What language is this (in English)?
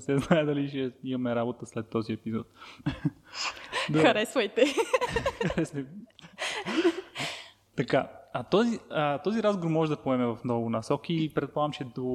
Bulgarian